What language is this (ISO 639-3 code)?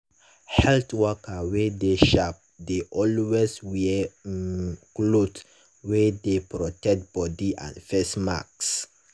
pcm